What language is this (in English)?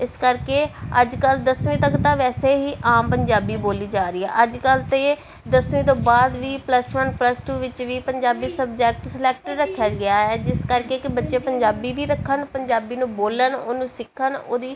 Punjabi